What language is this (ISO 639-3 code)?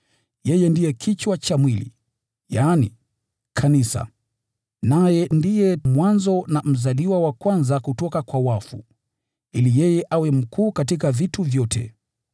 swa